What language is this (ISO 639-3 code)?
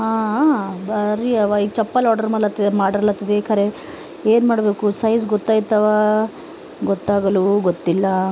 kan